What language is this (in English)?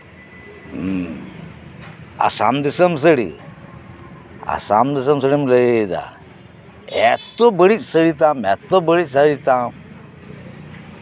Santali